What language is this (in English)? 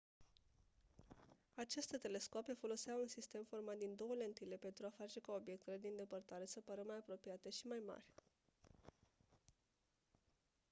Romanian